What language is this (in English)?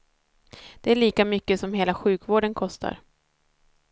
Swedish